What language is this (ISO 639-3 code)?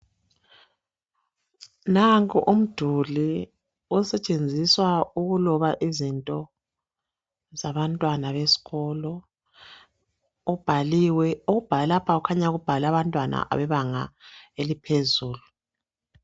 nde